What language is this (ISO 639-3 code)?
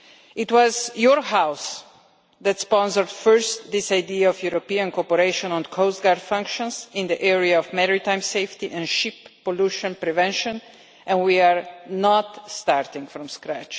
eng